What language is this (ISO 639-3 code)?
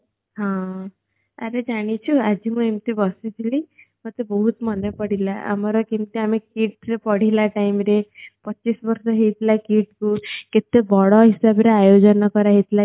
ori